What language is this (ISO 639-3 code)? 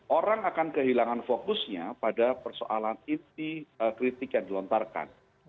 ind